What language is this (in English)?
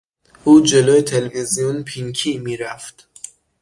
Persian